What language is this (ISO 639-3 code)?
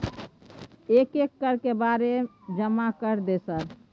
mai